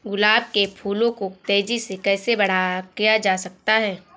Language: Hindi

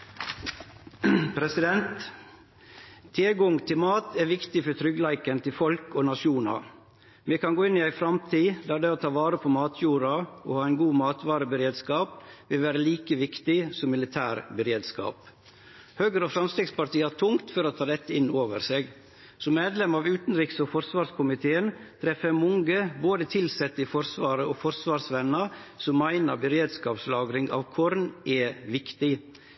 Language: Norwegian Nynorsk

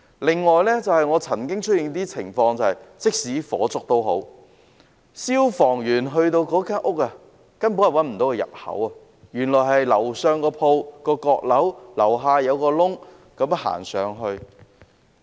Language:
Cantonese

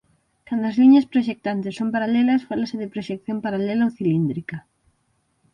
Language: Galician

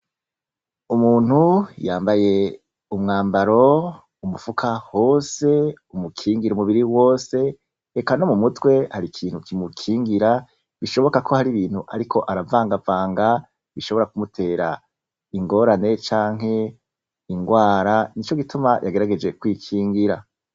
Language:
Rundi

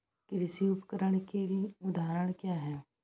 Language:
Hindi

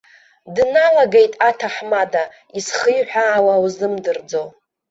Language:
Abkhazian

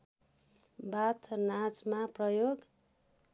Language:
Nepali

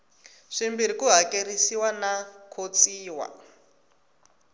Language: Tsonga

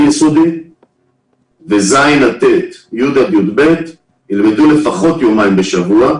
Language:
Hebrew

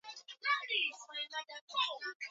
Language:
Swahili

